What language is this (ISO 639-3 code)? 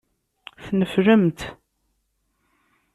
kab